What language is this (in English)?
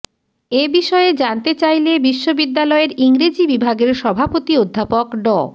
Bangla